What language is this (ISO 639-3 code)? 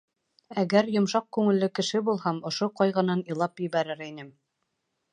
bak